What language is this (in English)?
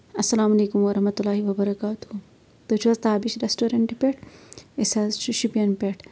Kashmiri